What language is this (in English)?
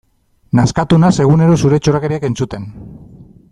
Basque